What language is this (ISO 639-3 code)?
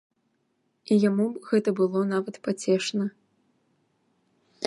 bel